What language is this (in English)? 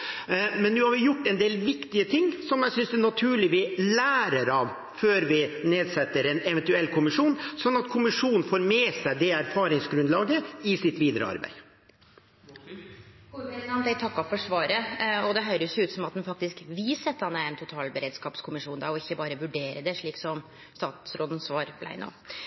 Norwegian